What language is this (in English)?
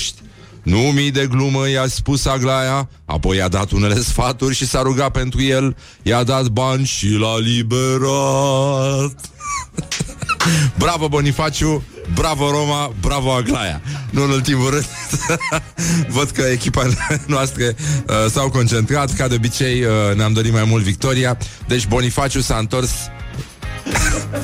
Romanian